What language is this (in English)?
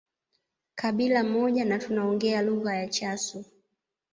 Swahili